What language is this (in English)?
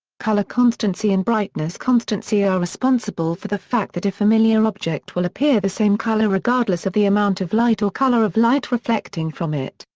English